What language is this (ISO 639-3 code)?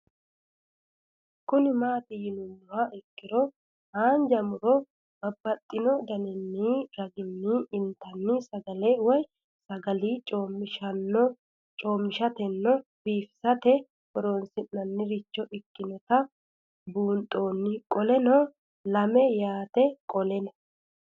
sid